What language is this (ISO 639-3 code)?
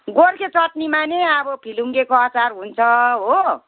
nep